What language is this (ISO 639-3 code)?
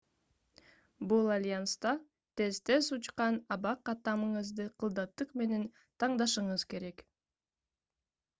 kir